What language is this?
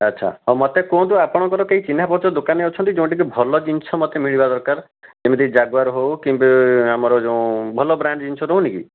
Odia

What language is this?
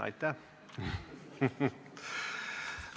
Estonian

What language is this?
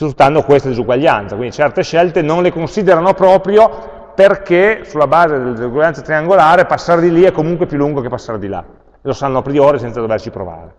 Italian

